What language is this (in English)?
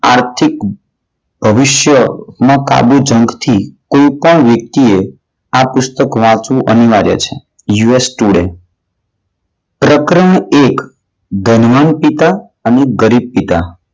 Gujarati